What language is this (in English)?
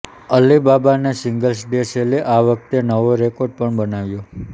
Gujarati